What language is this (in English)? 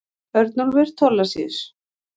Icelandic